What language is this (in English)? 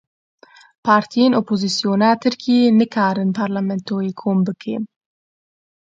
Kurdish